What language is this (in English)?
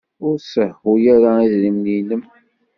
Kabyle